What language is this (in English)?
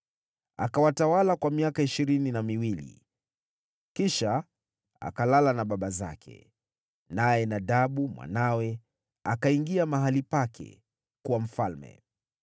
Swahili